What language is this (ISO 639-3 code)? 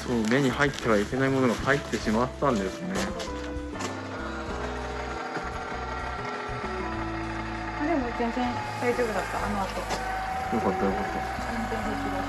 jpn